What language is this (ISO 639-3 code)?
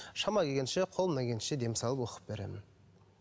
kaz